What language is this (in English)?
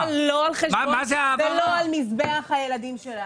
Hebrew